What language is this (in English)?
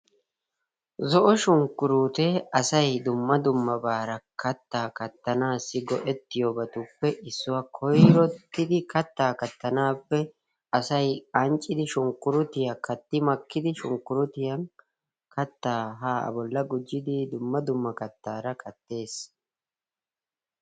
Wolaytta